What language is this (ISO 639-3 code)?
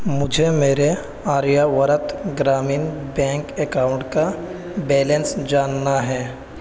urd